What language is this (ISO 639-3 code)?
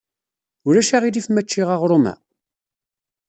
kab